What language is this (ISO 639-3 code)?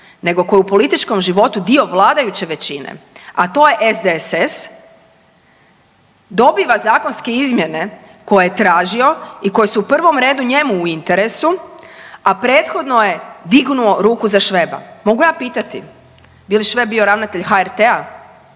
hrv